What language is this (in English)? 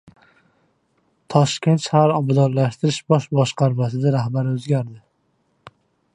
Uzbek